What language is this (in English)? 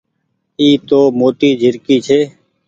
Goaria